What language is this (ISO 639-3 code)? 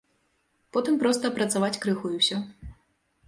bel